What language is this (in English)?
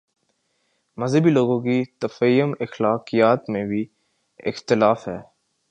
Urdu